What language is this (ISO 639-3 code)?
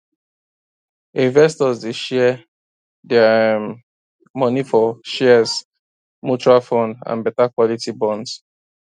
pcm